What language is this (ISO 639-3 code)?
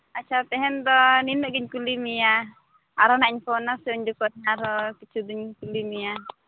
sat